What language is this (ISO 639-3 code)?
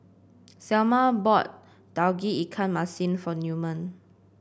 eng